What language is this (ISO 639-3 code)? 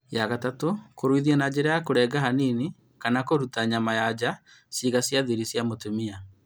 kik